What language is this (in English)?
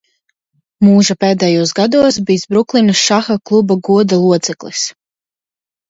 Latvian